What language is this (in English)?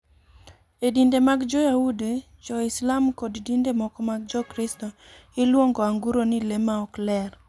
Luo (Kenya and Tanzania)